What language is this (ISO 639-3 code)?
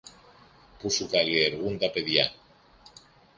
ell